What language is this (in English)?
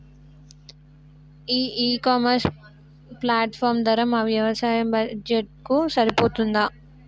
Telugu